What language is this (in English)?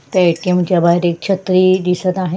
Marathi